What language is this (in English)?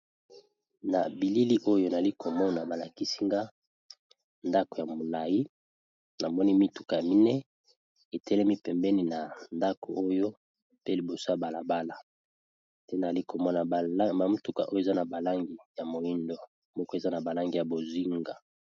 Lingala